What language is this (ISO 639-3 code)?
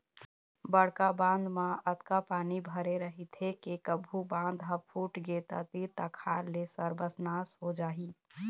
hne